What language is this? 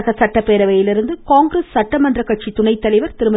Tamil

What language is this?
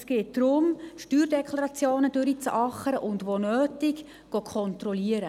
Swiss German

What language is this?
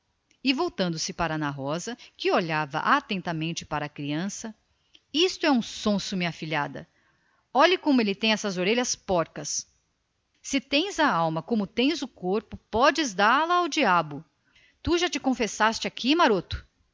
Portuguese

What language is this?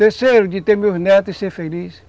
Portuguese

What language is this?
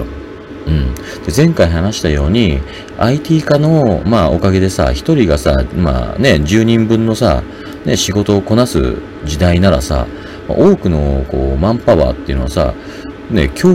Japanese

